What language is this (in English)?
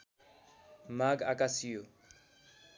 Nepali